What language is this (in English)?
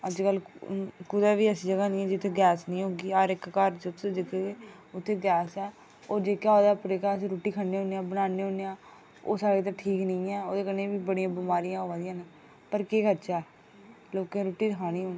Dogri